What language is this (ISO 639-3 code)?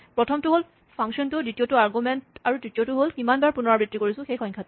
asm